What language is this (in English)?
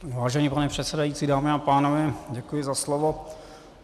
Czech